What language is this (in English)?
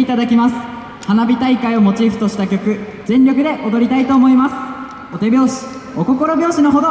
Japanese